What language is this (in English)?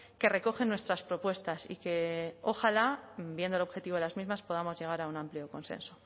Spanish